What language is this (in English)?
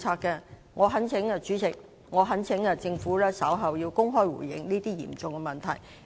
Cantonese